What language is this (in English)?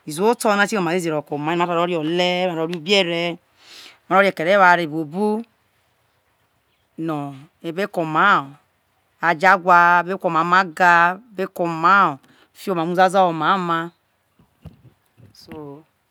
Isoko